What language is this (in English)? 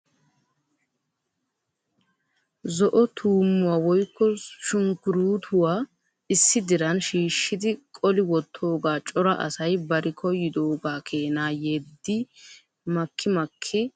Wolaytta